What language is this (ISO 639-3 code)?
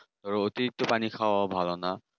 ben